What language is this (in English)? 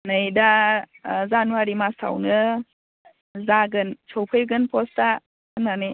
Bodo